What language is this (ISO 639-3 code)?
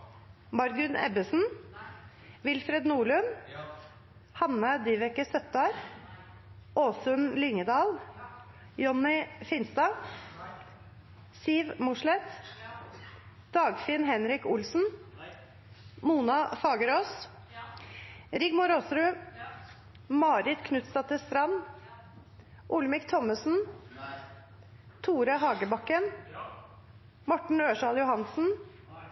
nno